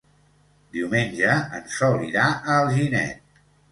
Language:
Catalan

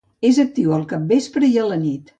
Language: Catalan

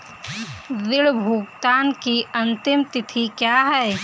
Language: Hindi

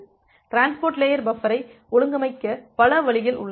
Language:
Tamil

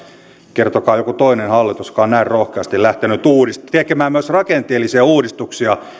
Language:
Finnish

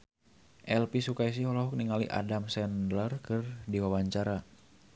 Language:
Sundanese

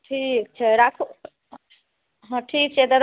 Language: Maithili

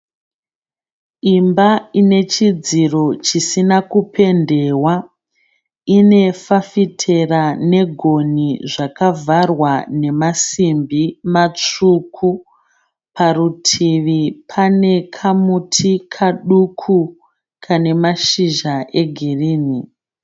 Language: Shona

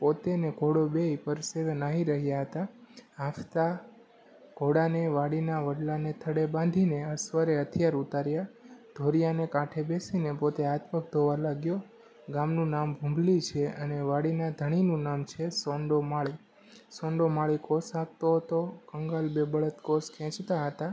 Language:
Gujarati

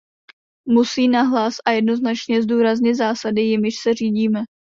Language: Czech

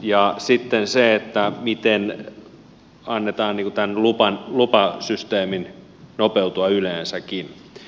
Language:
Finnish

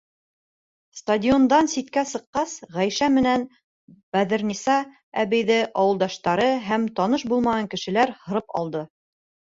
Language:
Bashkir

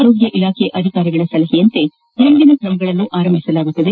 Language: Kannada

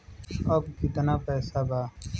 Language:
Bhojpuri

